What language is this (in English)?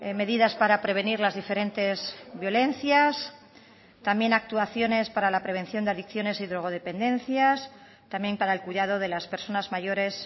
Spanish